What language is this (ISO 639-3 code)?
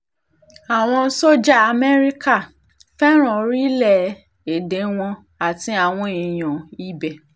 yor